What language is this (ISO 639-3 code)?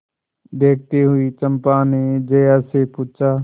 hin